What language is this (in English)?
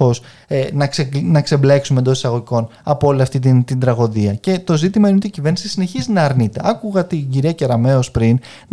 Greek